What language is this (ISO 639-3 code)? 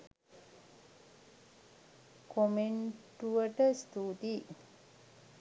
sin